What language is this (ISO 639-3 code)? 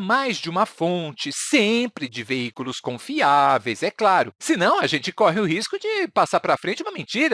por